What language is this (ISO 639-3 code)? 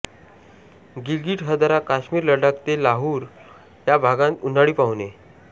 mar